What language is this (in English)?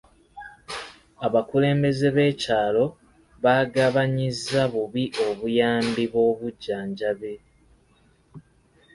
Ganda